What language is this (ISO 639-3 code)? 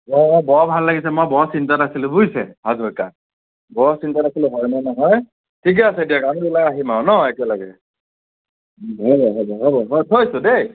asm